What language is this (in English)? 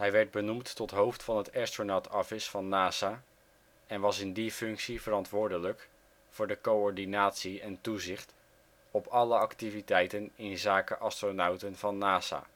Dutch